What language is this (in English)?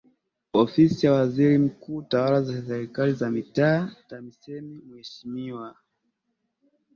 Swahili